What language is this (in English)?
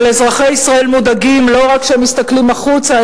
Hebrew